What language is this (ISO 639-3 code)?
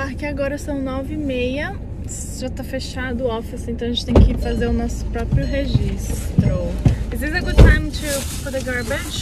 por